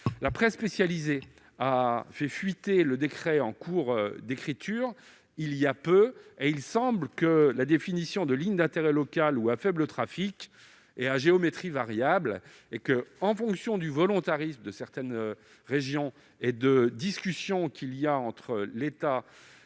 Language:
French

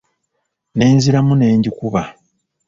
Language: Ganda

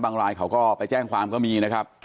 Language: Thai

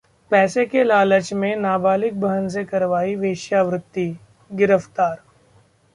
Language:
Hindi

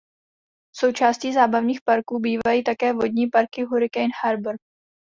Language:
Czech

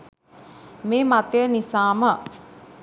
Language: Sinhala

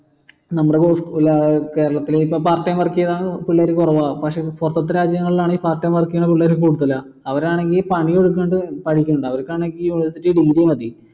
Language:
Malayalam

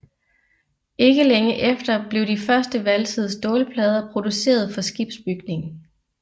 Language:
Danish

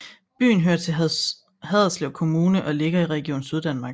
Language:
Danish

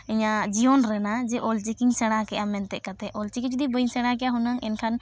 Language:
Santali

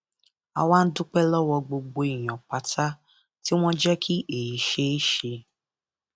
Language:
Yoruba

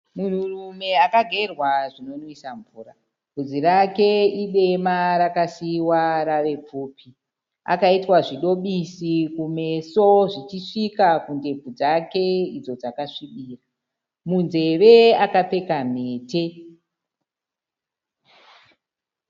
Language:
Shona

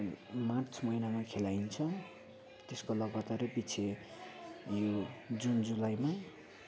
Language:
Nepali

